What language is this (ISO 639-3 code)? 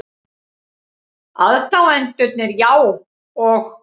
isl